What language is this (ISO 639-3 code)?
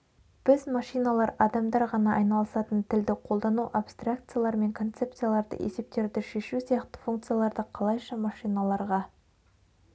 kaz